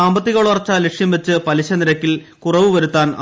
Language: Malayalam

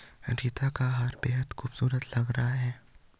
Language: Hindi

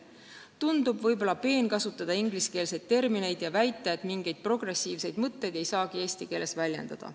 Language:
Estonian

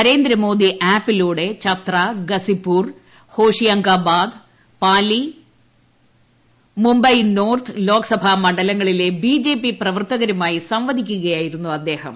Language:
Malayalam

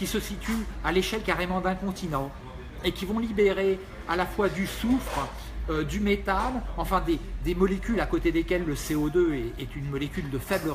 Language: French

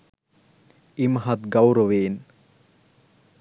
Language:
Sinhala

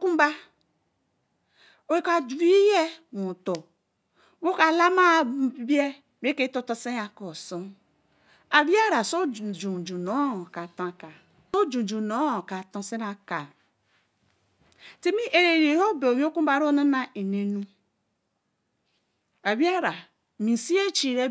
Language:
Eleme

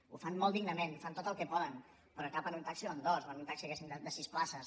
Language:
Catalan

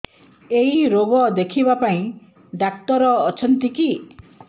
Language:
Odia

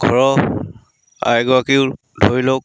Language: Assamese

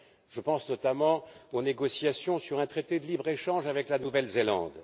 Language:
French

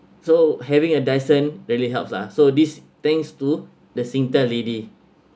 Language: English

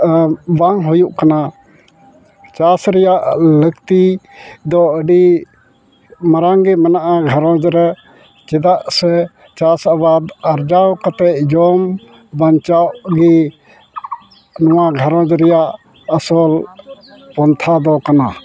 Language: Santali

